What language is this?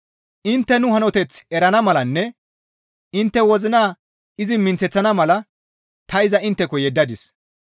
Gamo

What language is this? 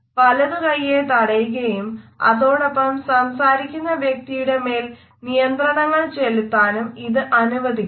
Malayalam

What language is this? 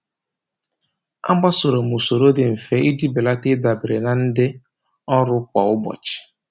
Igbo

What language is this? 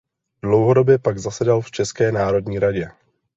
Czech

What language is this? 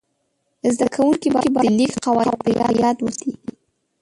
Pashto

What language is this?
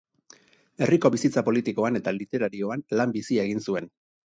Basque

